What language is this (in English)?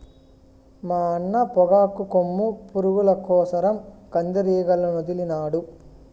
Telugu